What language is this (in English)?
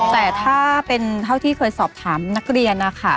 Thai